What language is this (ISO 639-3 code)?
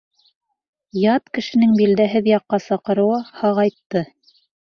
bak